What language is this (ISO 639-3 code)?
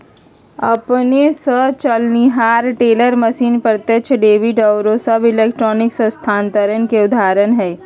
mag